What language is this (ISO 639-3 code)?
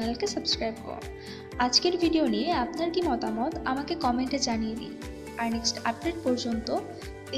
ben